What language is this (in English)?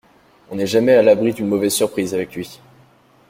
French